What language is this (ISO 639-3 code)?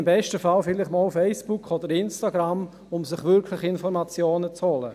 gsw